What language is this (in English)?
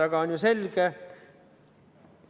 Estonian